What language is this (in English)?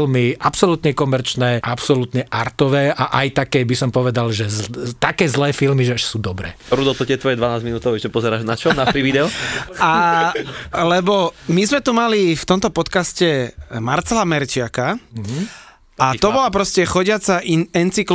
Slovak